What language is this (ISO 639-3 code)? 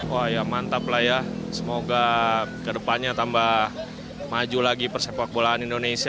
ind